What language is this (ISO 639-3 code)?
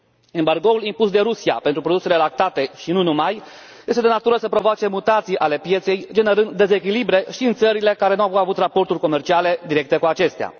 ron